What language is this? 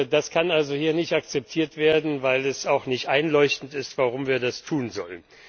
German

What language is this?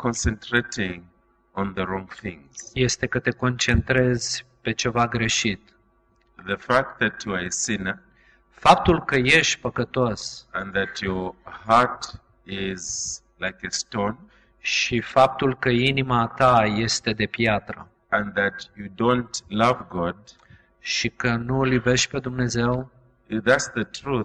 Romanian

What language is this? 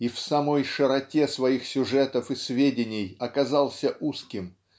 Russian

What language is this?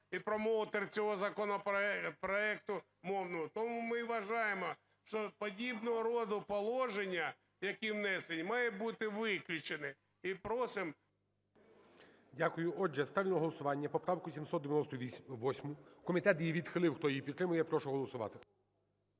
Ukrainian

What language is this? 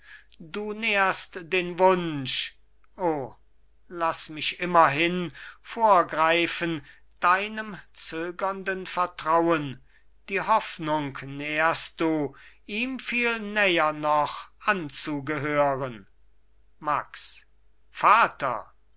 German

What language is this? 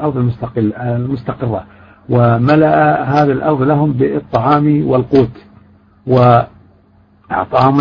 Arabic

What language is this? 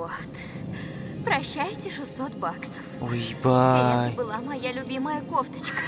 Russian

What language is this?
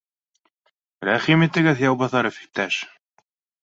Bashkir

